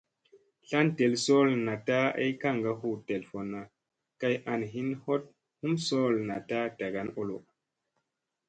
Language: Musey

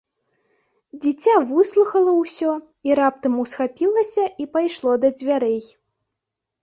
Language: Belarusian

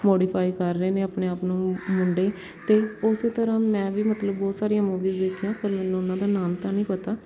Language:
Punjabi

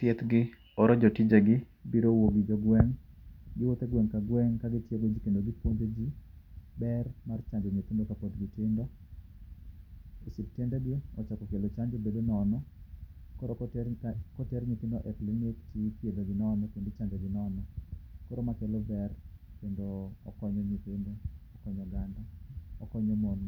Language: Luo (Kenya and Tanzania)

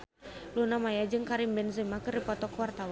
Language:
Sundanese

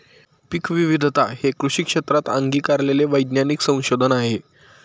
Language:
Marathi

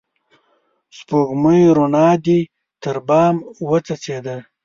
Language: Pashto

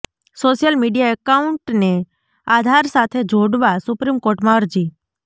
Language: Gujarati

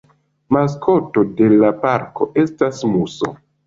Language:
Esperanto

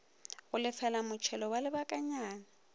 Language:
Northern Sotho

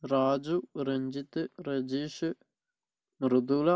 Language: Malayalam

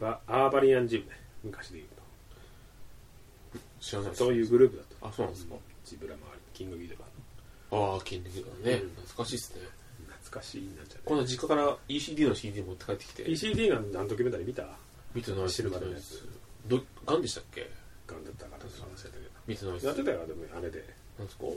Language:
Japanese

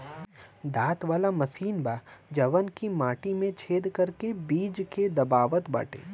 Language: Bhojpuri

